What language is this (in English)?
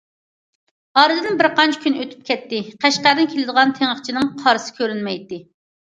Uyghur